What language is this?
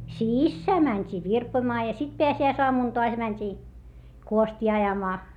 Finnish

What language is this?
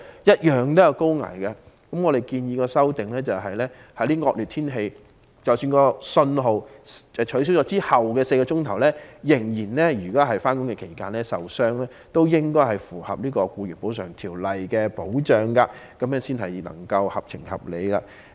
Cantonese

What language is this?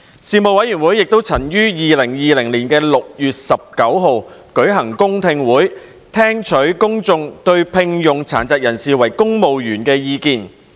Cantonese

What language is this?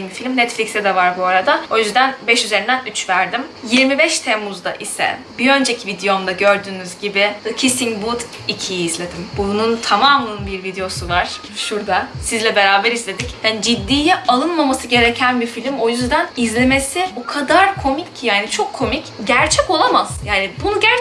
Turkish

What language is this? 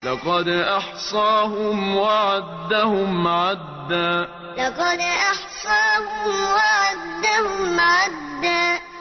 Arabic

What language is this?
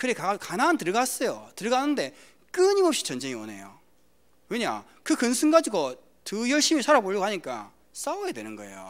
Korean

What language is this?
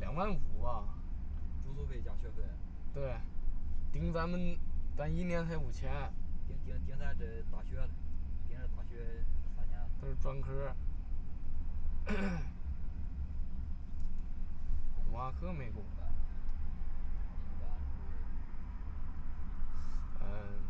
Chinese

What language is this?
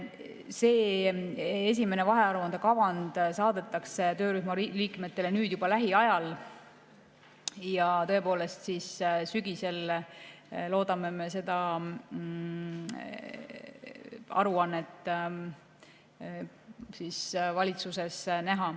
Estonian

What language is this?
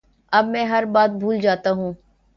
Urdu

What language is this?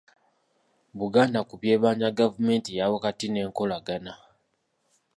Ganda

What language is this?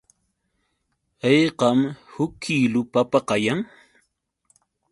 Yauyos Quechua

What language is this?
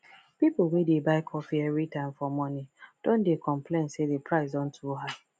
Nigerian Pidgin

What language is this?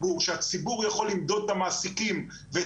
Hebrew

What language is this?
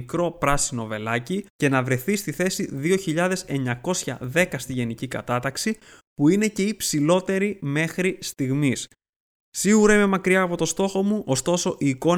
Greek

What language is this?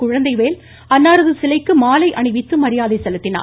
Tamil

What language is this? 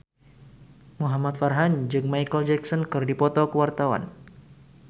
Sundanese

